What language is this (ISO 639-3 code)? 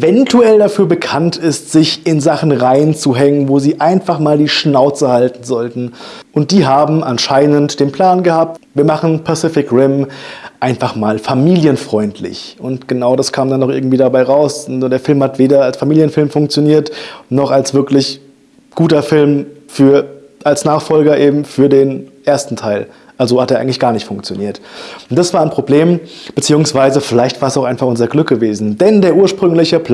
deu